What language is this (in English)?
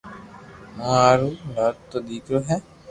Loarki